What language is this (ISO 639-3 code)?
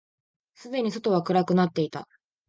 jpn